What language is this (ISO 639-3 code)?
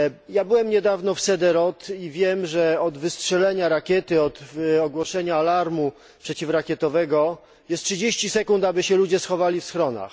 pol